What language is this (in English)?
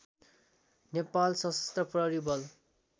Nepali